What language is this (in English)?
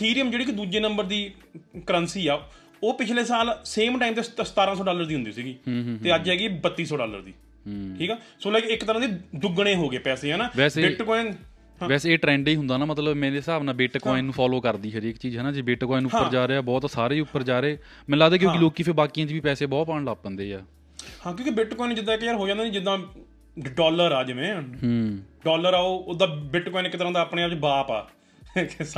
Punjabi